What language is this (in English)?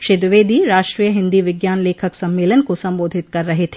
Hindi